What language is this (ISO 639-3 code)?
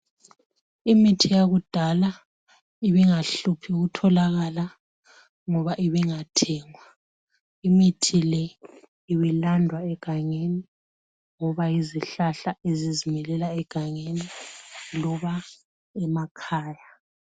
nde